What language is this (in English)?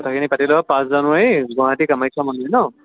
Assamese